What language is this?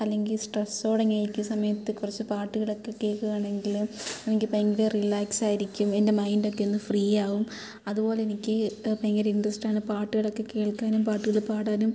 Malayalam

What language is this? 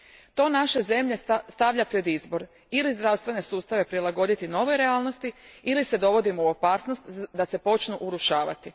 Croatian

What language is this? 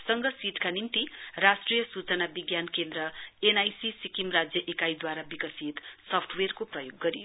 Nepali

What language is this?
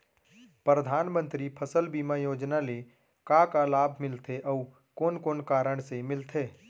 Chhattisgarhi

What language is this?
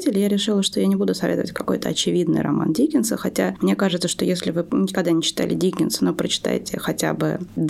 Russian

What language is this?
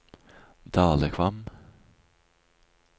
Norwegian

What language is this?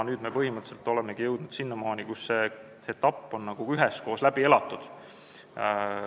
Estonian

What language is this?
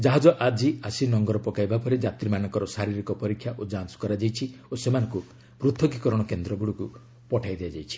Odia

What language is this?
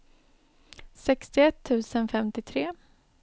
Swedish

